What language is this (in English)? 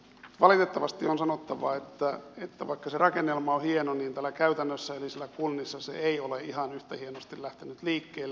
Finnish